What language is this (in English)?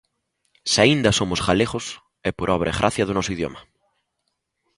Galician